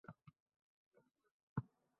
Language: Uzbek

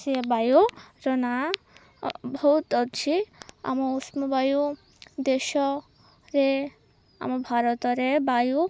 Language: Odia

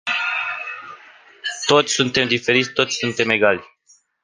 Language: Romanian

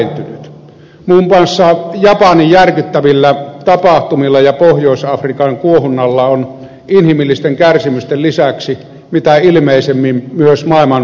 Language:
Finnish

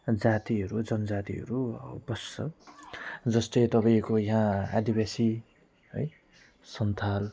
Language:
Nepali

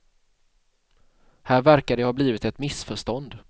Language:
Swedish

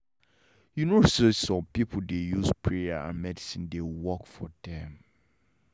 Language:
Nigerian Pidgin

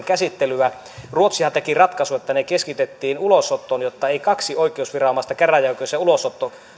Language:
Finnish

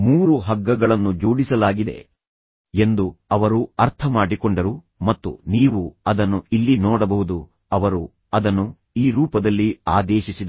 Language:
Kannada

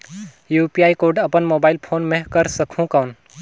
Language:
Chhattisgarhi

